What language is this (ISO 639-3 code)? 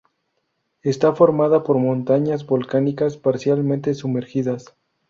spa